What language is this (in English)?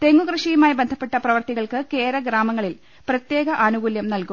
Malayalam